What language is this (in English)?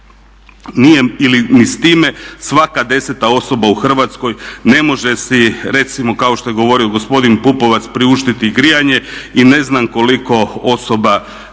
Croatian